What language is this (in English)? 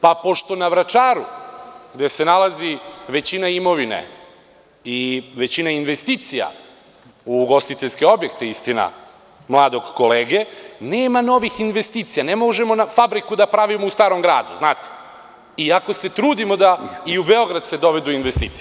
Serbian